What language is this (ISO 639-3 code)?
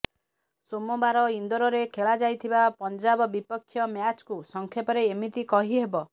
ori